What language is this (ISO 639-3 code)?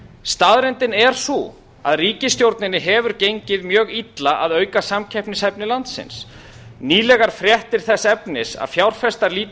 isl